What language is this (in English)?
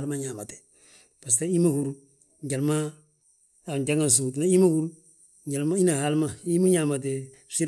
Balanta-Ganja